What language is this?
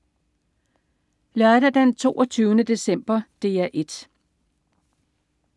Danish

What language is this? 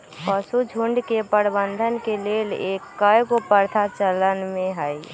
Magahi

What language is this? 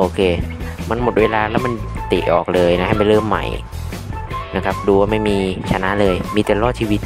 Thai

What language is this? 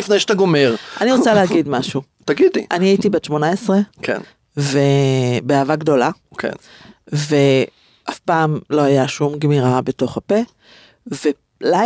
Hebrew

